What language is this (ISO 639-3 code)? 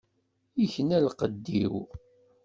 kab